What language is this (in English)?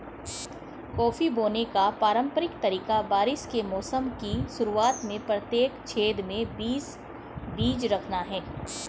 Hindi